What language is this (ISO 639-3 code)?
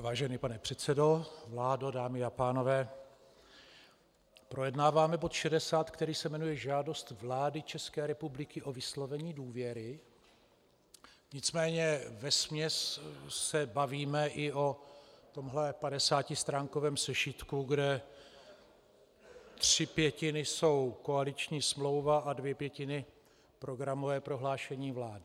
ces